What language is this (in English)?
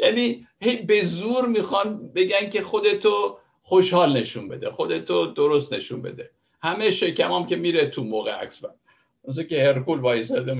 Persian